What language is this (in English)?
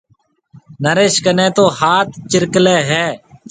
Marwari (Pakistan)